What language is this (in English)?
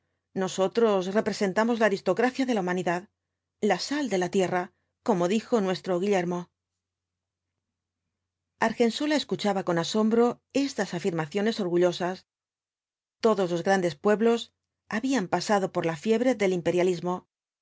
Spanish